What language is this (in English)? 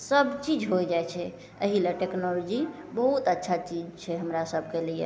Maithili